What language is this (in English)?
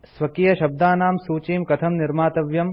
Sanskrit